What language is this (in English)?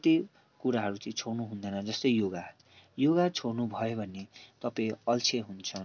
Nepali